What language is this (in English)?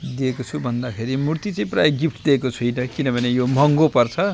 Nepali